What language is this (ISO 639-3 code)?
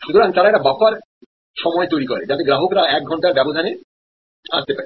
ben